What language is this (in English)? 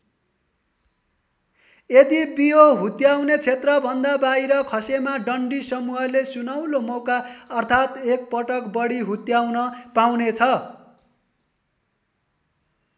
Nepali